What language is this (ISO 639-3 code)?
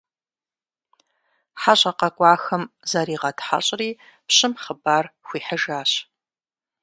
kbd